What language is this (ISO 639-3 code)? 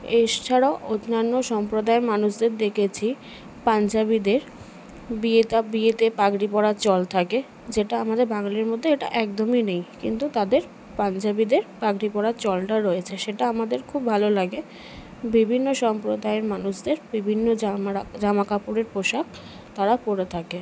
ben